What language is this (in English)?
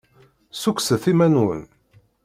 Kabyle